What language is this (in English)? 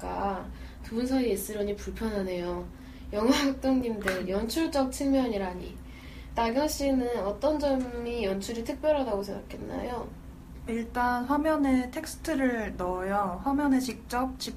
Korean